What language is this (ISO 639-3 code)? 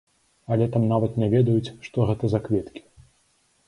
bel